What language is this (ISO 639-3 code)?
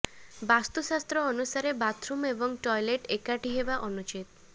ori